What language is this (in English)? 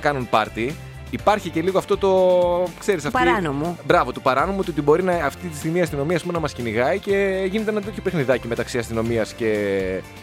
Greek